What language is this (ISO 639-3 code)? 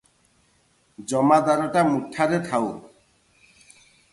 ori